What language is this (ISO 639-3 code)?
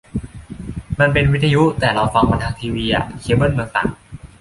tha